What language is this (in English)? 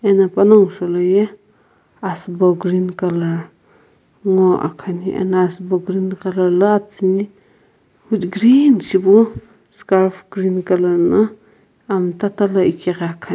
Sumi Naga